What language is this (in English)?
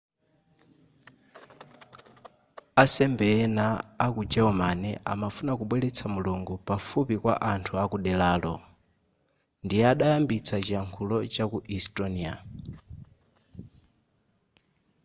Nyanja